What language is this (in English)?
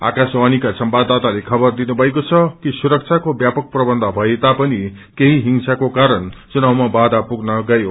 Nepali